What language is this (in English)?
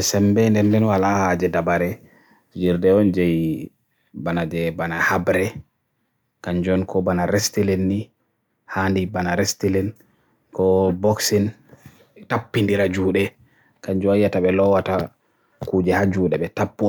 Borgu Fulfulde